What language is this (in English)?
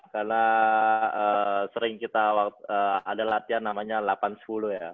Indonesian